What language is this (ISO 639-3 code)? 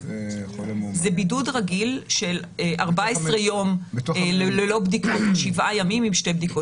heb